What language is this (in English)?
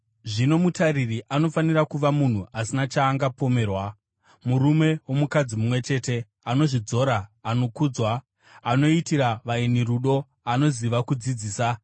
Shona